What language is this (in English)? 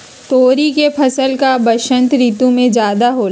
Magahi